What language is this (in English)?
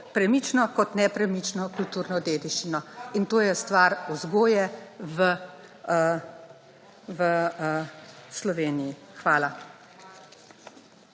Slovenian